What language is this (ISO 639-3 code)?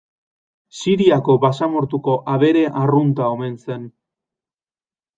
eus